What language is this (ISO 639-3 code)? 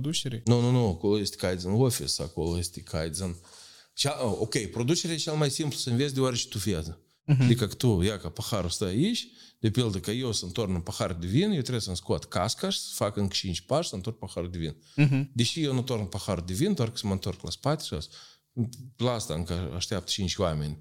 ron